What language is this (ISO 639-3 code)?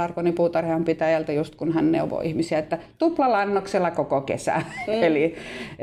fin